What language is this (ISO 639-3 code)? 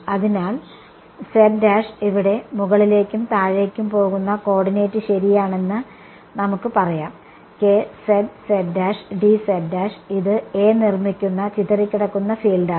mal